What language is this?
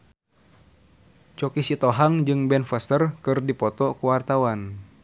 Sundanese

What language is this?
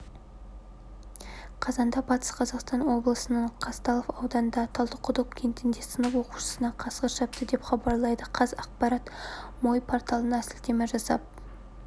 Kazakh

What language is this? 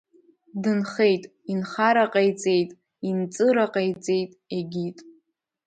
Abkhazian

